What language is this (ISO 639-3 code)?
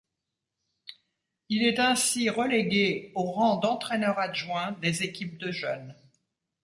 fra